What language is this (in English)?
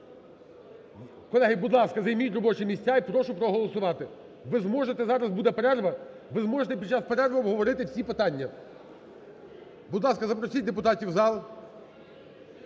Ukrainian